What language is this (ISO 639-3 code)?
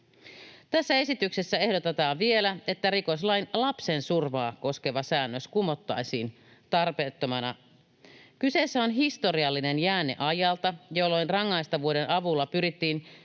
fin